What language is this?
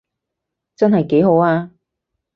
Cantonese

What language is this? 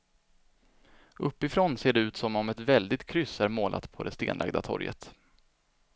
Swedish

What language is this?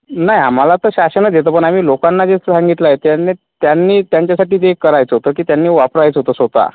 Marathi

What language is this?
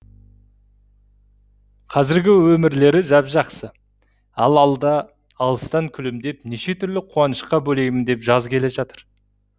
Kazakh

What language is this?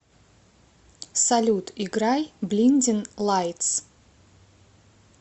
Russian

